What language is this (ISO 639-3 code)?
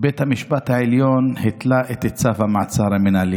heb